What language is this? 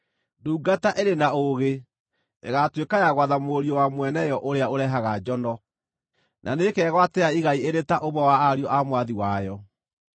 Kikuyu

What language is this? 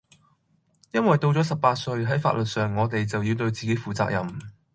Cantonese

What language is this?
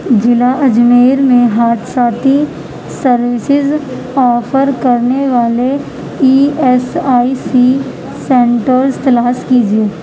Urdu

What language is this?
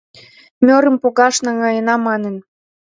Mari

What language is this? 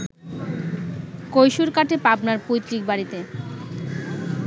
Bangla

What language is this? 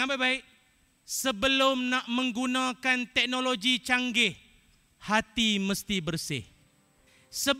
Malay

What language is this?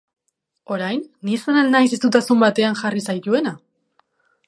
Basque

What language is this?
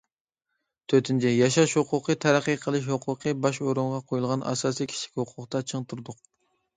Uyghur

